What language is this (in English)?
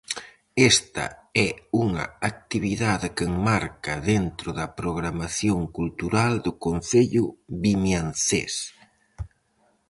Galician